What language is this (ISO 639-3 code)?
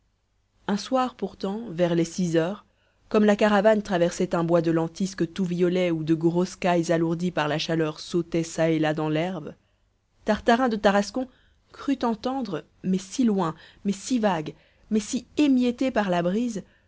fra